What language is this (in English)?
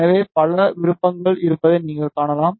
Tamil